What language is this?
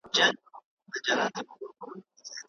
Pashto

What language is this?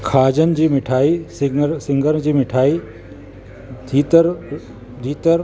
Sindhi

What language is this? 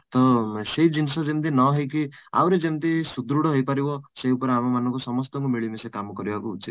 Odia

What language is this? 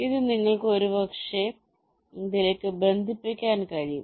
Malayalam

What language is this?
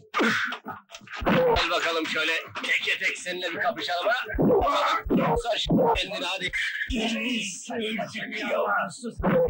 Turkish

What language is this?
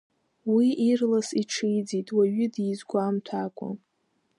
Abkhazian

